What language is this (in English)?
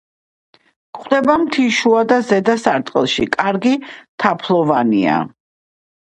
Georgian